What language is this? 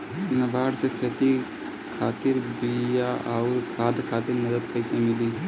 Bhojpuri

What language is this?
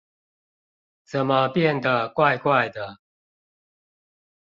Chinese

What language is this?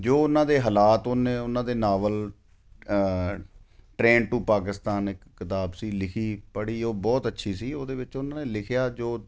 Punjabi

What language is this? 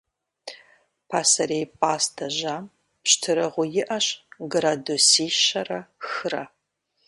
Kabardian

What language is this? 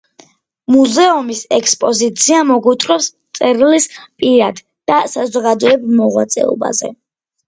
Georgian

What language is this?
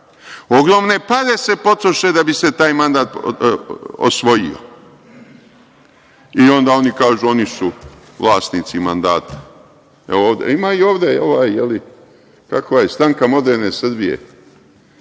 Serbian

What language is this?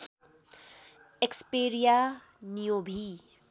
Nepali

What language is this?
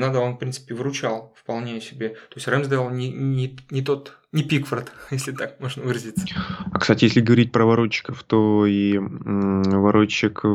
Russian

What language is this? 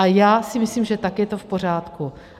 Czech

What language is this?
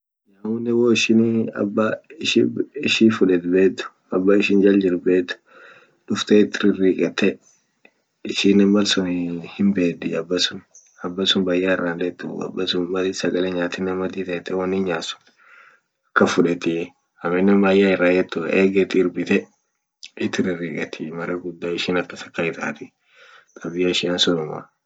Orma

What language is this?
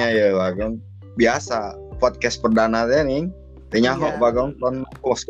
Indonesian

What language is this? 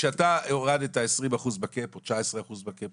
Hebrew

